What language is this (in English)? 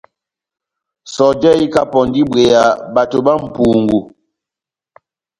Batanga